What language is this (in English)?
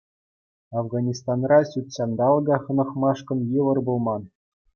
Chuvash